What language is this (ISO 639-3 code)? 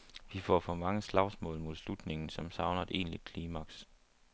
dan